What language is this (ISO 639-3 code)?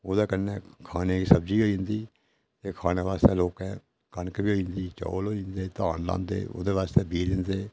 doi